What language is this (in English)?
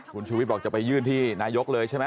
Thai